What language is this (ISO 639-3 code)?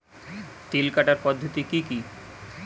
ben